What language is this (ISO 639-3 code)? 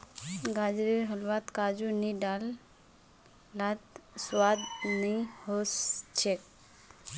mag